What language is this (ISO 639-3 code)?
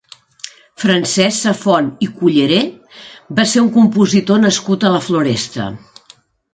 cat